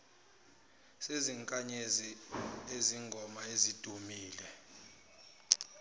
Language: Zulu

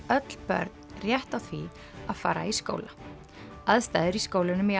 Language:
Icelandic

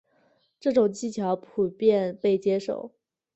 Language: Chinese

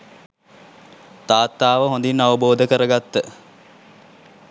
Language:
Sinhala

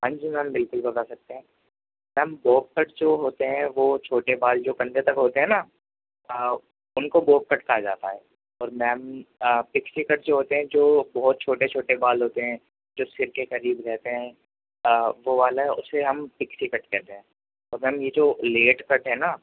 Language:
Urdu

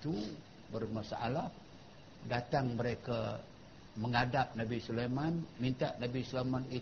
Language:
Malay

